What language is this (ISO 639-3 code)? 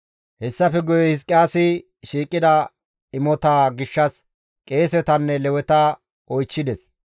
gmv